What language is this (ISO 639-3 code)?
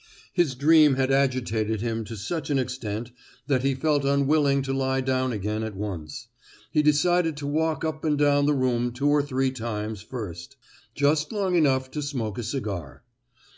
eng